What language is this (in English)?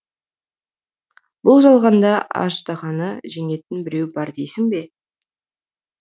Kazakh